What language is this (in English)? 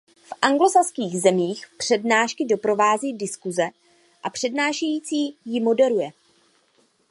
Czech